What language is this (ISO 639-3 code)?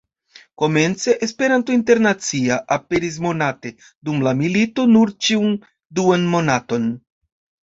epo